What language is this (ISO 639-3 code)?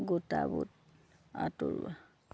asm